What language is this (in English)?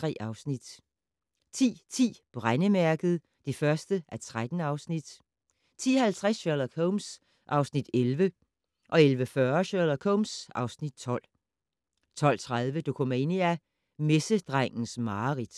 Danish